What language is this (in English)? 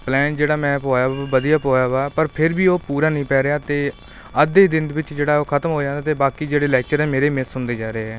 Punjabi